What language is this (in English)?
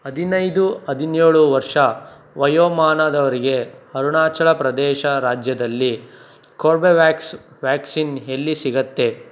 Kannada